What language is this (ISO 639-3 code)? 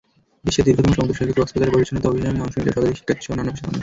ben